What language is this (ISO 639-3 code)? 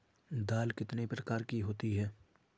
hin